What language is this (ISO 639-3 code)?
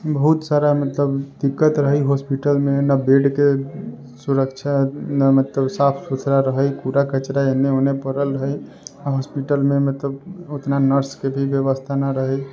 mai